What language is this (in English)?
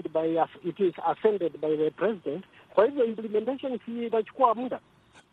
Swahili